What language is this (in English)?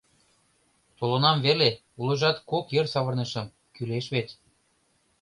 Mari